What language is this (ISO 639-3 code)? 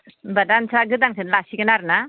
brx